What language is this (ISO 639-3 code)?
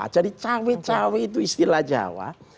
ind